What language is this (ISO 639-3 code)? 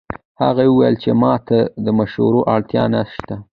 pus